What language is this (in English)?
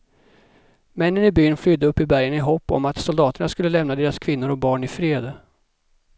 Swedish